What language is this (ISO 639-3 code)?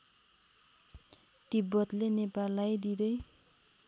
nep